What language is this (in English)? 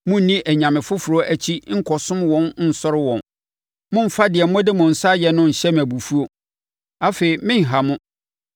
Akan